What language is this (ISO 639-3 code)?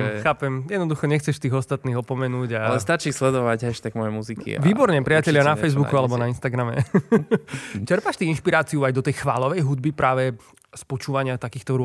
slk